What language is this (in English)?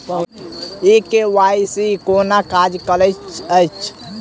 Maithili